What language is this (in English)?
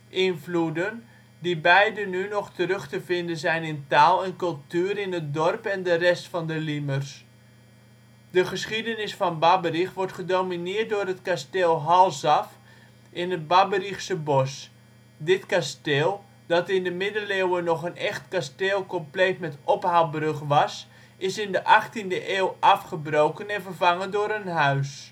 Dutch